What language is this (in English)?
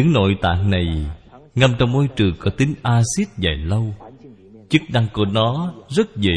Vietnamese